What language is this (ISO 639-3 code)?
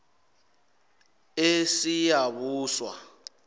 nbl